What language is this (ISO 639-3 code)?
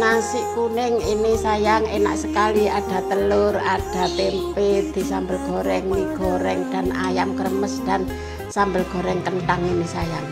ind